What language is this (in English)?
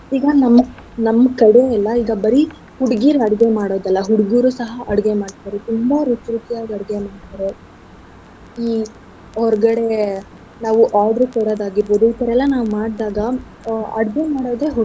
Kannada